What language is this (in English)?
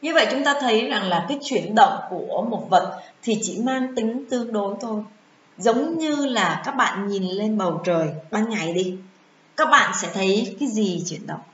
Vietnamese